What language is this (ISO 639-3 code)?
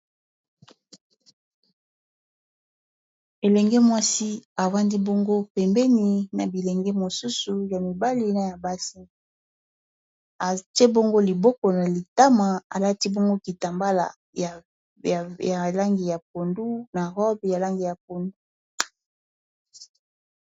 lin